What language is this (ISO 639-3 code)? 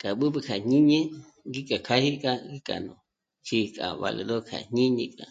mmc